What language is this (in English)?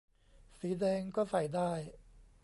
Thai